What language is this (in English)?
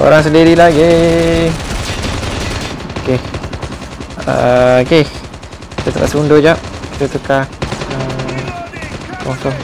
Malay